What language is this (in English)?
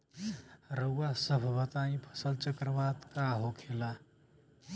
Bhojpuri